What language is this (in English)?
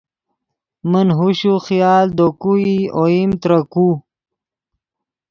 Yidgha